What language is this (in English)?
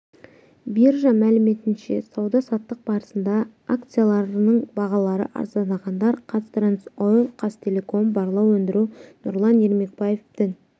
Kazakh